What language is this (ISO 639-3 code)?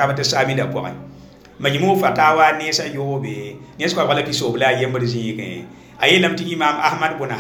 ara